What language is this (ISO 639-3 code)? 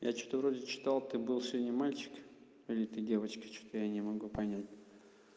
rus